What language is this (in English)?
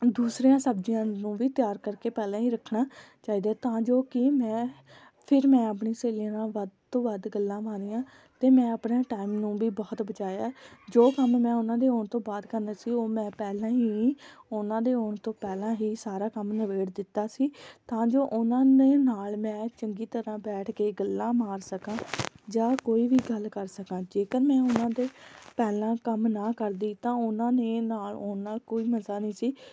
Punjabi